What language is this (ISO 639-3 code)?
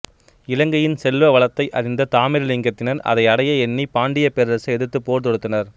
tam